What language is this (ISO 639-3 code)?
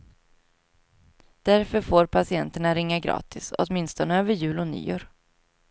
swe